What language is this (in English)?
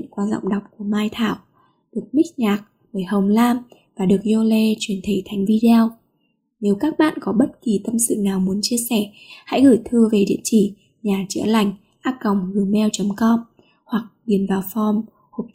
Vietnamese